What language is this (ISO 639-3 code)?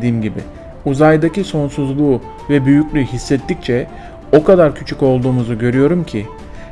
tur